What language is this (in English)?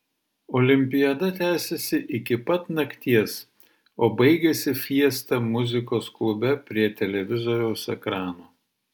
Lithuanian